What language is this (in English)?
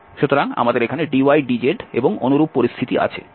Bangla